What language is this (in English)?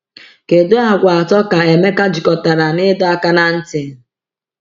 Igbo